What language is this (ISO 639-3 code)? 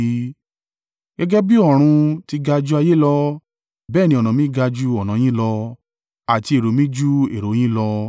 yor